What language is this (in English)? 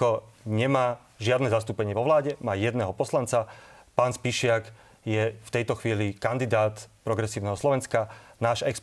Slovak